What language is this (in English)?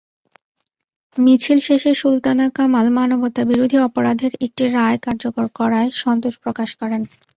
Bangla